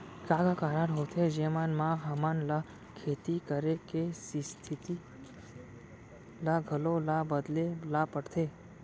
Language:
Chhattisgarhi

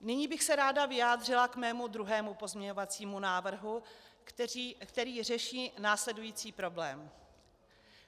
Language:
Czech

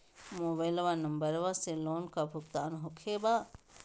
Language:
Magahi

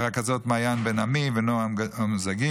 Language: Hebrew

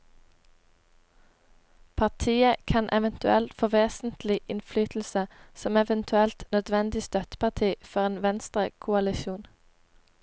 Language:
Norwegian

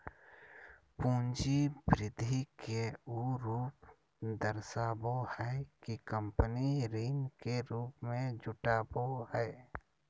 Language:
Magahi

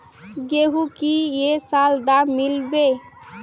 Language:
Magahi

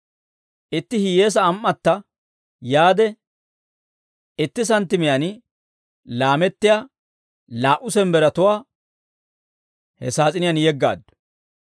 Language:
Dawro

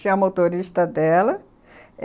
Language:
Portuguese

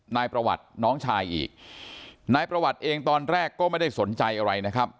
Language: Thai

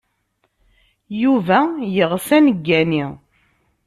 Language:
Kabyle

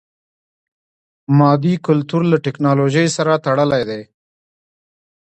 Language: Pashto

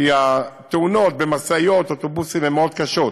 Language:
Hebrew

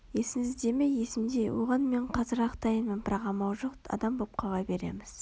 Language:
Kazakh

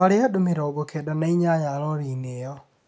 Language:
Kikuyu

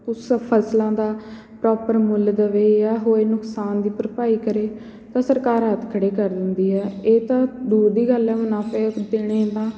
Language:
Punjabi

